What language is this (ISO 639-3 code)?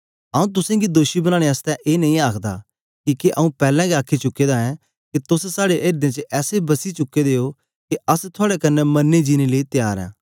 doi